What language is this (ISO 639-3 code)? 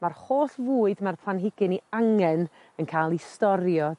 cym